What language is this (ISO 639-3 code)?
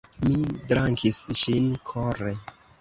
epo